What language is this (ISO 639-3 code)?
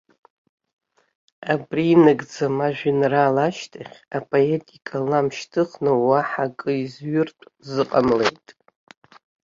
abk